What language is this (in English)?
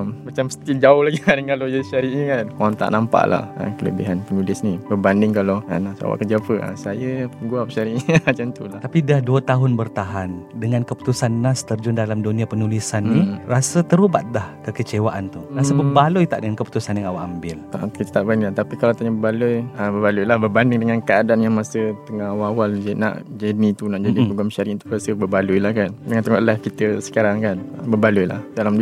Malay